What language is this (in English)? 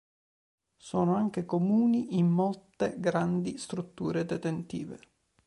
Italian